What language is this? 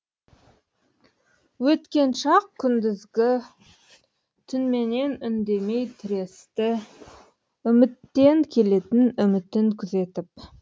Kazakh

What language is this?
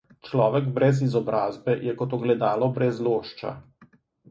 Slovenian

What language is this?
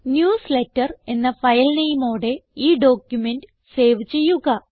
Malayalam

